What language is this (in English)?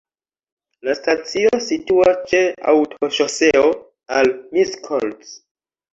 Esperanto